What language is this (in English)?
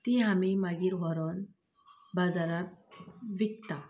Konkani